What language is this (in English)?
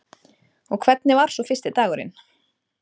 Icelandic